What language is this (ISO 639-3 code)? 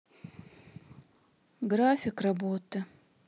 rus